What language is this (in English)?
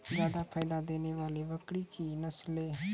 Maithili